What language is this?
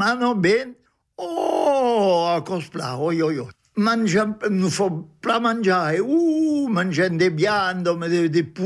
French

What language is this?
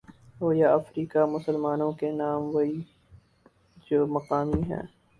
Urdu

